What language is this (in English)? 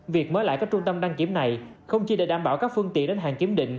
Vietnamese